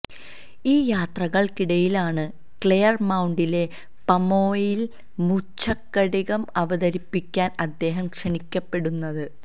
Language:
Malayalam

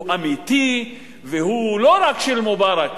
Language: Hebrew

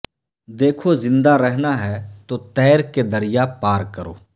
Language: Urdu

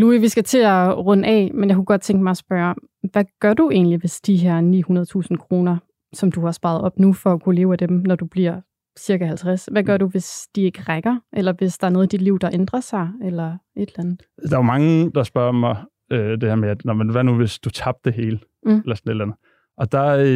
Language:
Danish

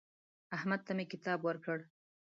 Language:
Pashto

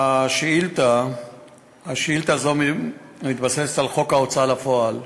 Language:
Hebrew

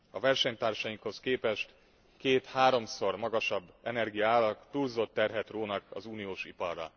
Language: Hungarian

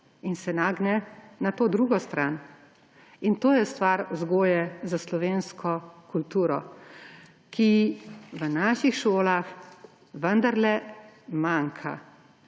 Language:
Slovenian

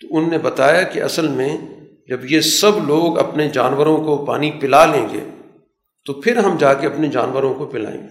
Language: Urdu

